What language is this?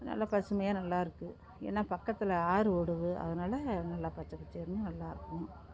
Tamil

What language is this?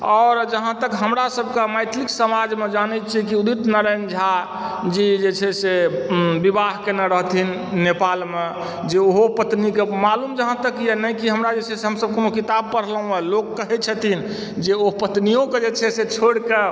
Maithili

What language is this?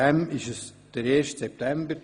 Swiss German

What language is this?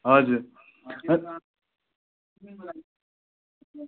Nepali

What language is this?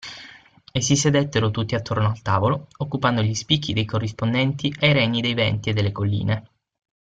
Italian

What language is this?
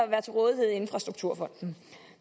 Danish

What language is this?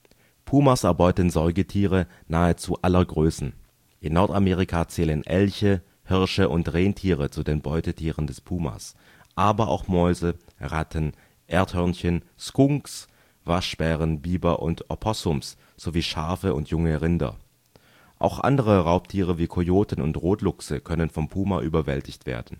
German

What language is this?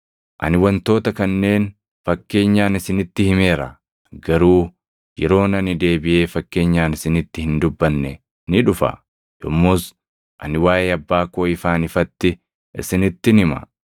Oromo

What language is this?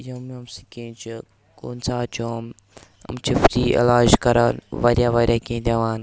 Kashmiri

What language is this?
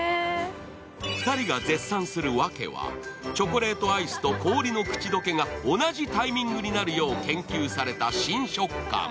Japanese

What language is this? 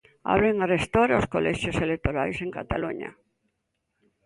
Galician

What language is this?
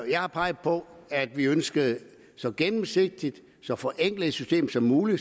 Danish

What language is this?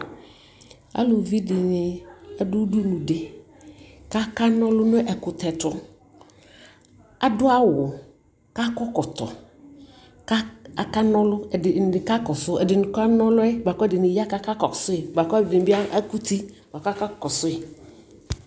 Ikposo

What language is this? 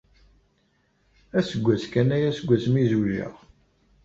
Kabyle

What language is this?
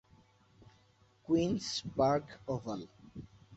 Bangla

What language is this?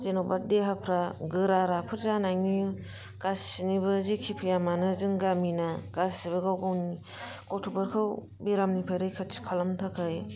Bodo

